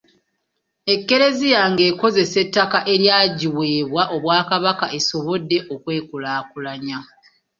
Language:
Ganda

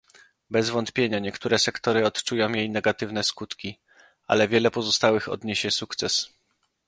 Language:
Polish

